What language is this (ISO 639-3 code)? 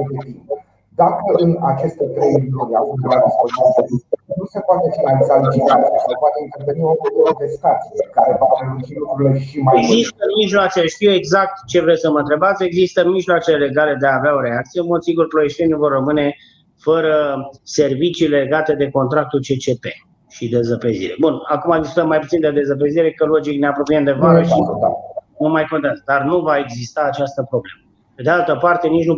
ron